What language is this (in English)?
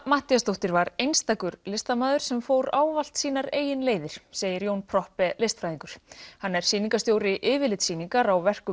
Icelandic